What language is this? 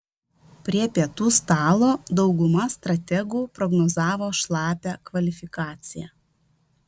Lithuanian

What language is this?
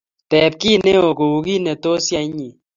Kalenjin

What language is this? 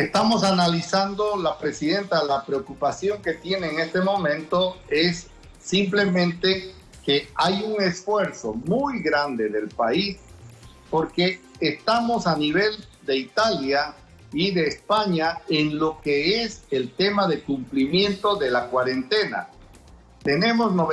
Spanish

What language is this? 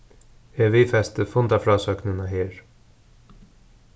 Faroese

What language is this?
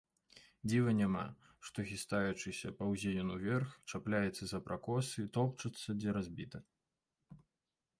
Belarusian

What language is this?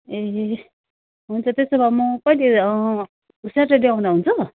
Nepali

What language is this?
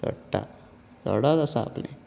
Konkani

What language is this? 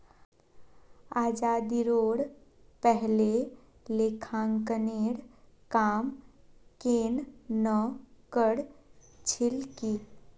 Magahi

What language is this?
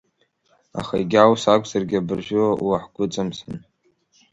Abkhazian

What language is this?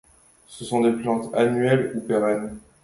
French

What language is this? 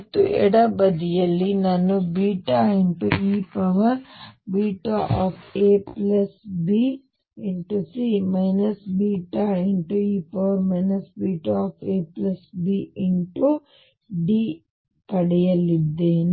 Kannada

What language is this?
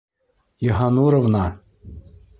Bashkir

